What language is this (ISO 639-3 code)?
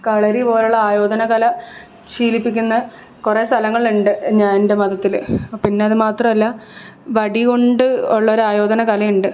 mal